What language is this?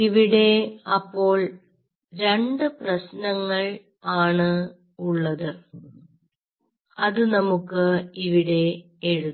Malayalam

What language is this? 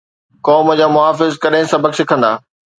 Sindhi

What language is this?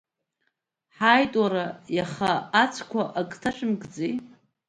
Abkhazian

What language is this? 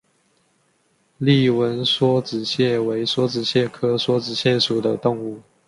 Chinese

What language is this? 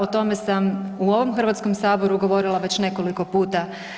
Croatian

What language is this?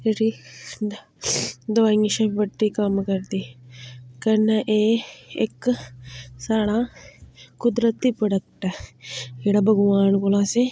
Dogri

